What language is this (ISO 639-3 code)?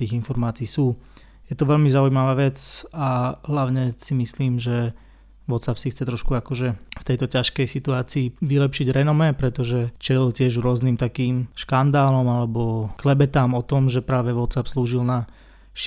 slk